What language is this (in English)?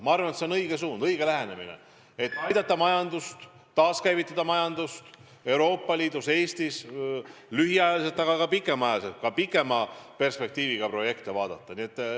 Estonian